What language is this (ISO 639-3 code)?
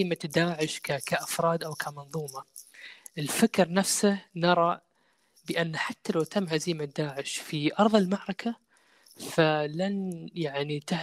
ara